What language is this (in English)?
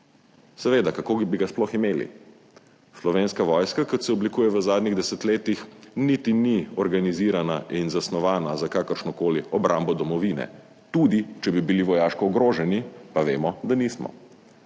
Slovenian